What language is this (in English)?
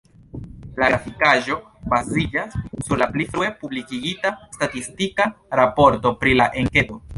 Esperanto